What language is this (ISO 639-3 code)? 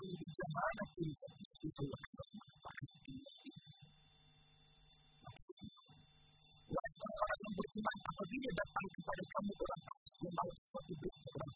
msa